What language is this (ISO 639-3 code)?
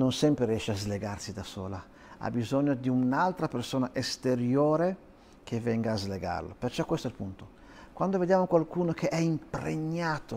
ita